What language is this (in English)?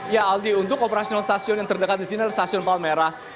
Indonesian